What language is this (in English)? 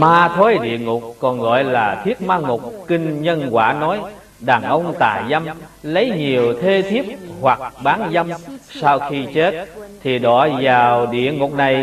Vietnamese